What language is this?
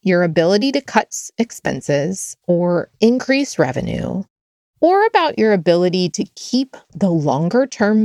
English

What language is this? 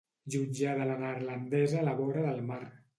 Catalan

